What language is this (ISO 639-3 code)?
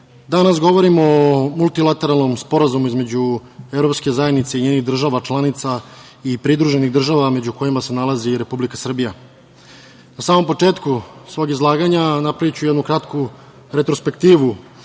srp